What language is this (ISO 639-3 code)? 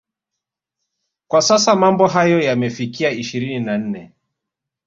swa